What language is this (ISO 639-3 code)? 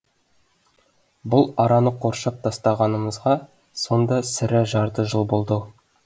kaz